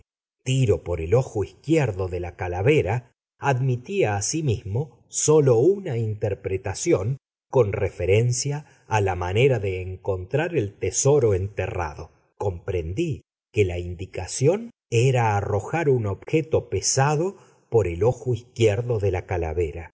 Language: Spanish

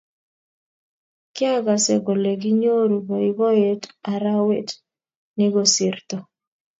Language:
Kalenjin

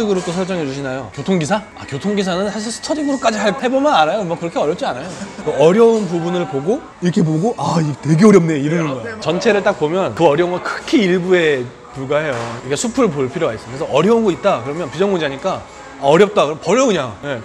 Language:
Korean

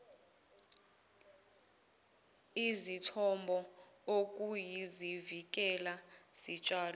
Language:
Zulu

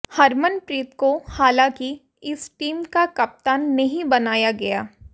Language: Hindi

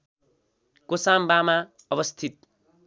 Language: Nepali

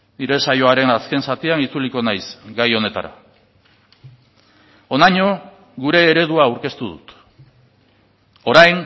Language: Basque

